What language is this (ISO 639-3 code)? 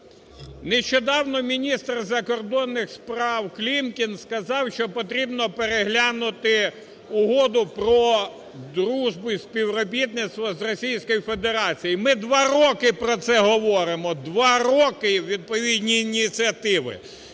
ukr